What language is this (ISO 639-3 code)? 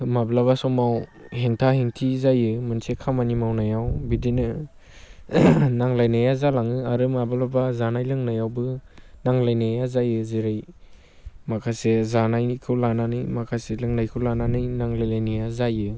brx